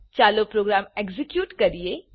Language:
Gujarati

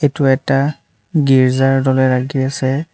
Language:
Assamese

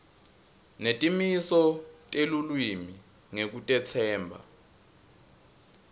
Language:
Swati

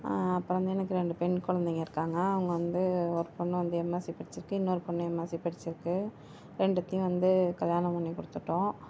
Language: Tamil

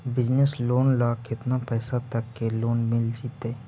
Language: Magahi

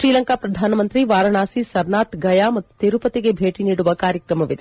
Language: Kannada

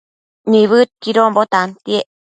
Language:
Matsés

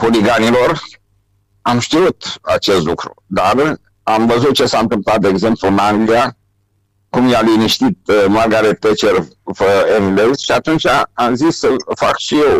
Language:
Romanian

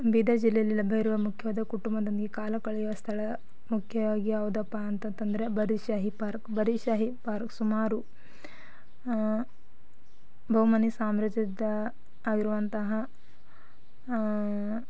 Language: Kannada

